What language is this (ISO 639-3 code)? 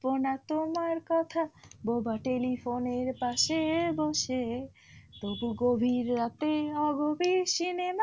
ben